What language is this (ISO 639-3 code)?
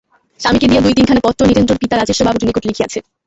ben